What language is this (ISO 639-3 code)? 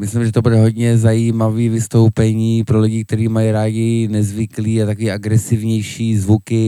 ces